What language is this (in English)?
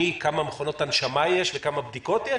Hebrew